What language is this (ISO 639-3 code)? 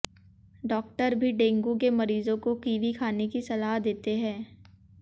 hin